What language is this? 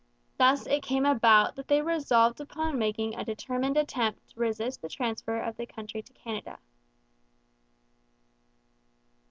English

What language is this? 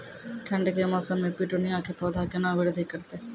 Maithili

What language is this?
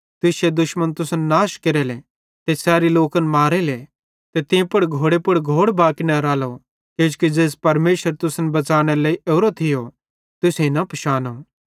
Bhadrawahi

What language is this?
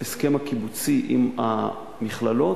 Hebrew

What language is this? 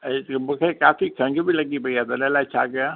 Sindhi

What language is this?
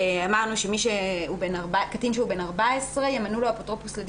Hebrew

